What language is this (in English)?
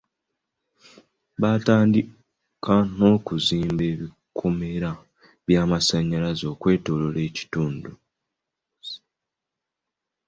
Ganda